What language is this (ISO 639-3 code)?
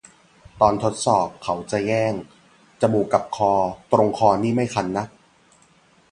tha